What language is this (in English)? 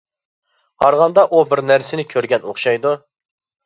Uyghur